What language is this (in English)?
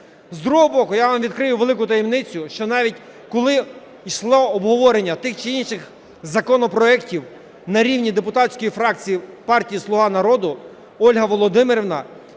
Ukrainian